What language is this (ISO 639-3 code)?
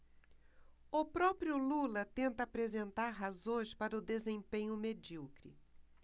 por